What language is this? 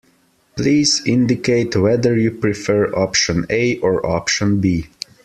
English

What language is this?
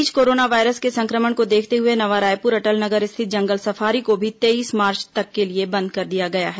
Hindi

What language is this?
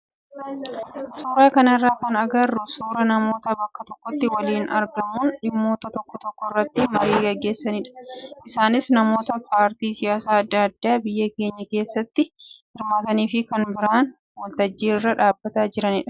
Oromo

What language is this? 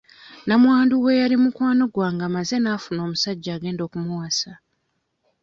Ganda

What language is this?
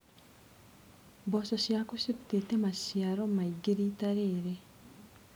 Kikuyu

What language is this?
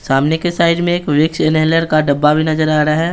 Hindi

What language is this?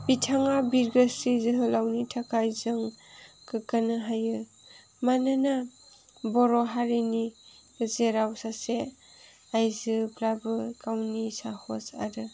Bodo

